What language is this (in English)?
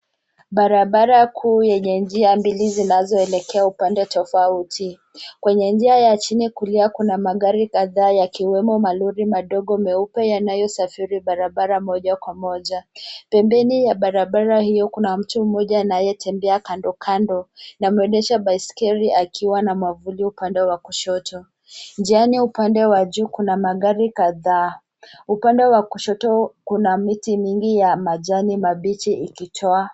Swahili